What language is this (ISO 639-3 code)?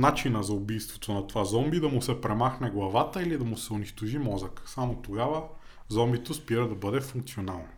bul